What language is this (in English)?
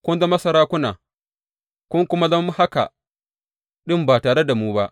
Hausa